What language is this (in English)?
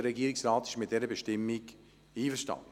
Swiss German